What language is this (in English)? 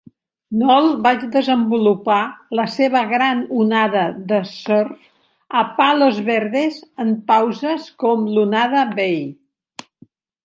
Catalan